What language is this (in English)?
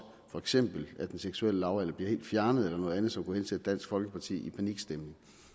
Danish